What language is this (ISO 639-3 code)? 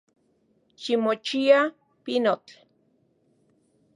ncx